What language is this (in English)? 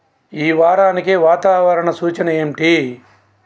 Telugu